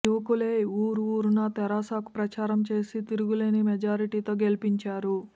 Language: Telugu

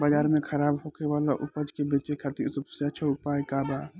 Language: Bhojpuri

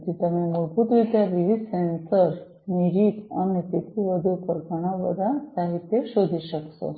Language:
Gujarati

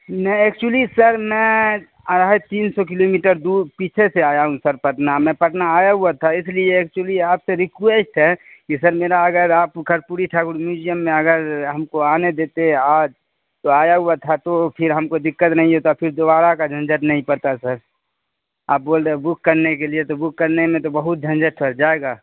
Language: Urdu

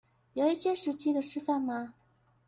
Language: Chinese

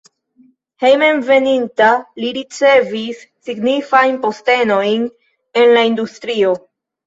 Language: Esperanto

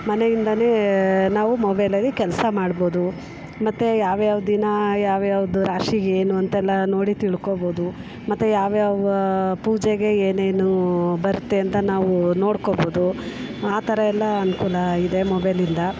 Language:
Kannada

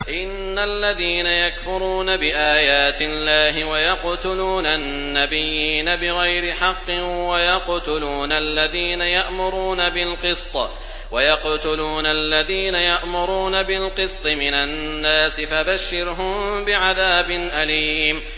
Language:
Arabic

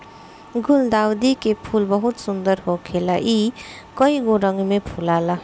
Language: Bhojpuri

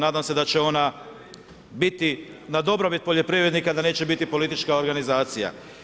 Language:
Croatian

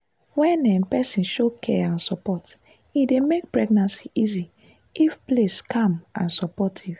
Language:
Nigerian Pidgin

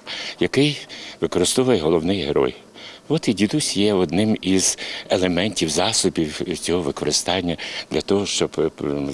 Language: Ukrainian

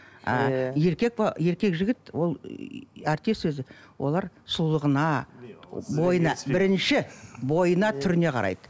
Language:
Kazakh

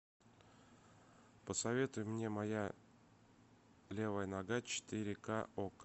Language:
Russian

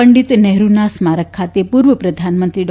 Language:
Gujarati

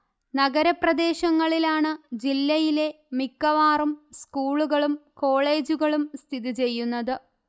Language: Malayalam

